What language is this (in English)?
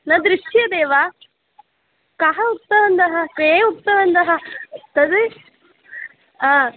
Sanskrit